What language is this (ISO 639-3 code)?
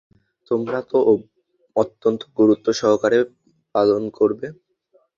ben